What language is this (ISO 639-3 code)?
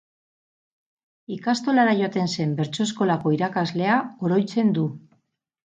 eus